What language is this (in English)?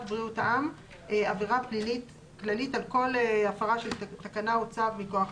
Hebrew